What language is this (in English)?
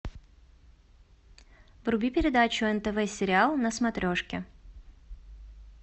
Russian